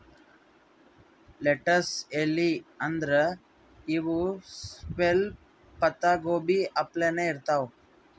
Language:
Kannada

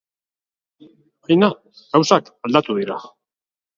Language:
Basque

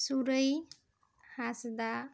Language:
Santali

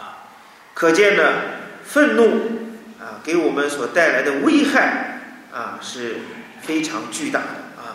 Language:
Chinese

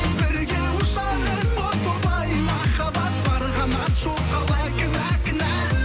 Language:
Kazakh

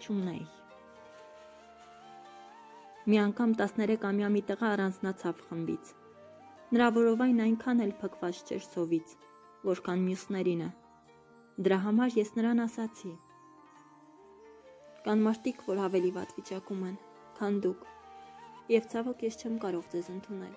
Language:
Romanian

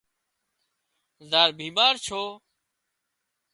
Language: Wadiyara Koli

